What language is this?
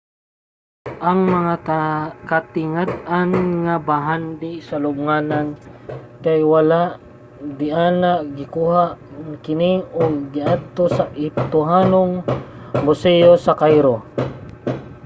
Cebuano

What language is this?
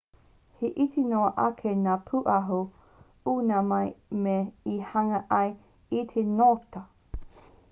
Māori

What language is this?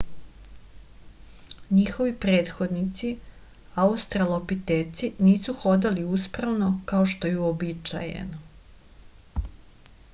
Serbian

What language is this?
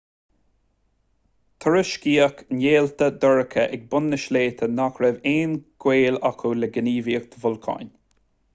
Irish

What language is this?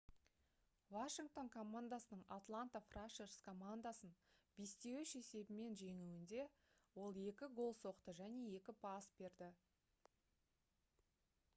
Kazakh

